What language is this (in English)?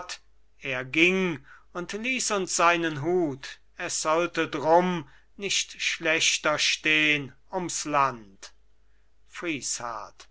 German